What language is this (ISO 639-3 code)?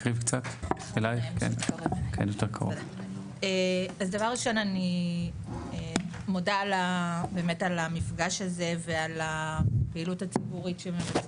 heb